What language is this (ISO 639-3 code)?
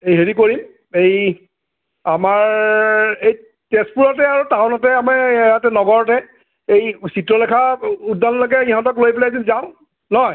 asm